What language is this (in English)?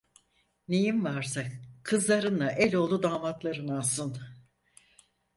Turkish